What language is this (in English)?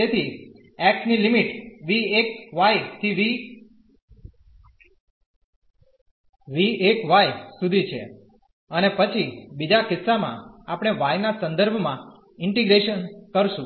Gujarati